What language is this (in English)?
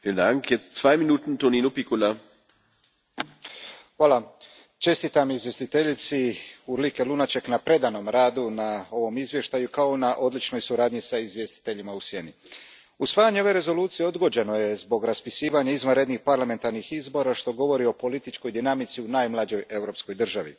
Croatian